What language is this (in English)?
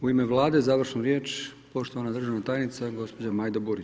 Croatian